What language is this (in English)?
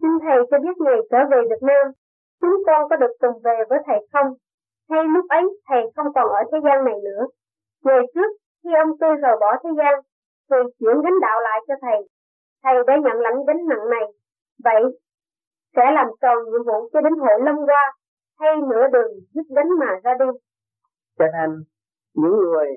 Vietnamese